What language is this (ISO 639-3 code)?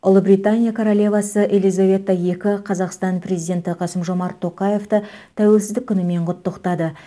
kaz